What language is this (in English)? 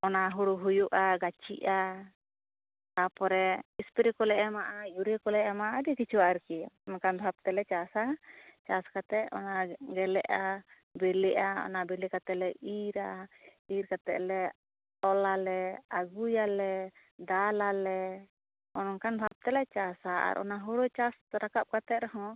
Santali